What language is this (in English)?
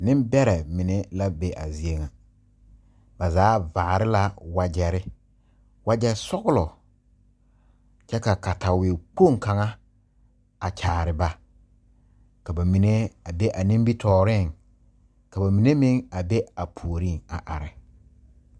Southern Dagaare